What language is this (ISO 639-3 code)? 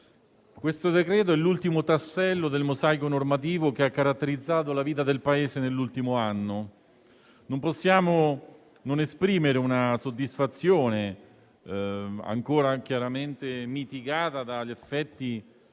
ita